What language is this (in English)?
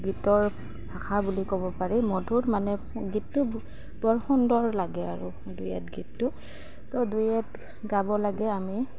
Assamese